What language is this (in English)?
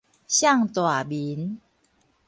Min Nan Chinese